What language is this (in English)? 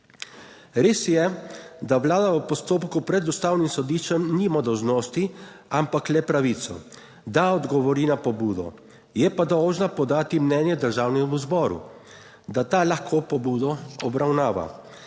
Slovenian